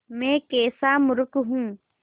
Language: Hindi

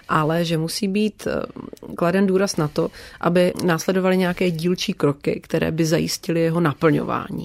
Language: Czech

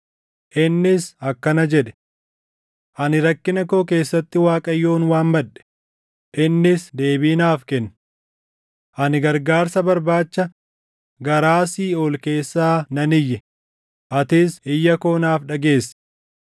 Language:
Oromo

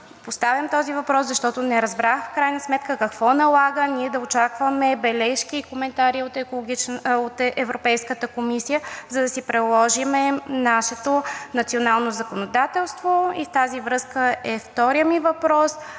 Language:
Bulgarian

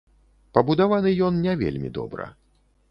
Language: Belarusian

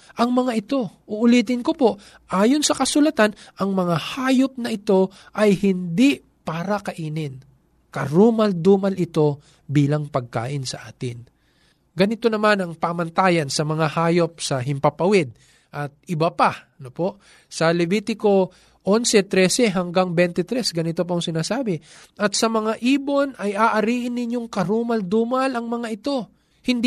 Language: Filipino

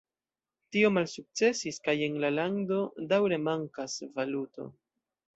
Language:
Esperanto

